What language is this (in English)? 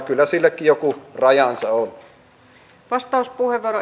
Finnish